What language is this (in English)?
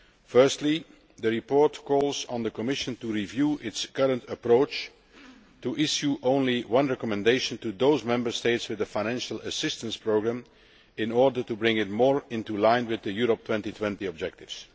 English